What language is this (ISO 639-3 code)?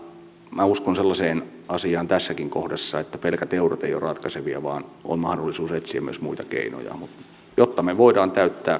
fin